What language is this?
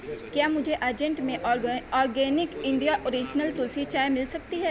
Urdu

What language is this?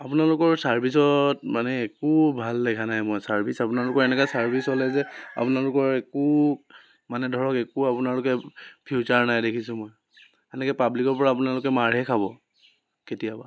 Assamese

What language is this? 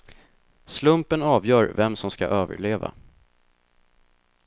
Swedish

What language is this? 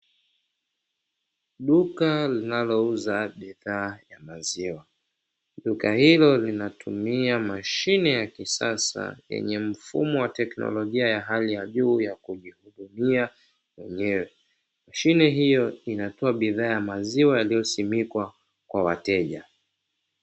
Swahili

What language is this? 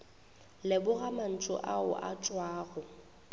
Northern Sotho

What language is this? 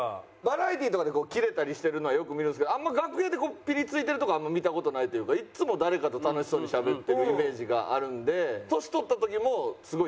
Japanese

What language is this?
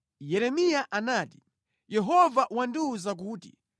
Nyanja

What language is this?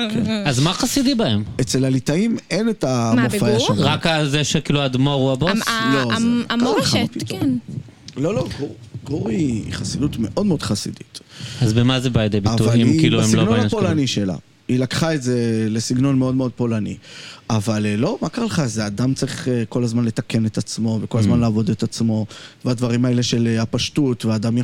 Hebrew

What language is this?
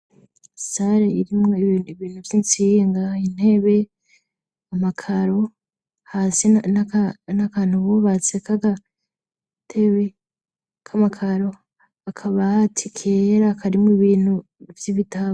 Rundi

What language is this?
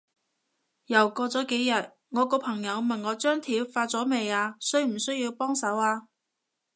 Cantonese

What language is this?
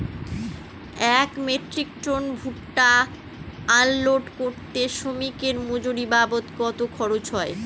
Bangla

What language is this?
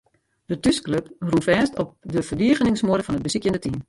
Western Frisian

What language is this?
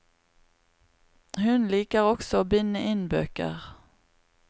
Norwegian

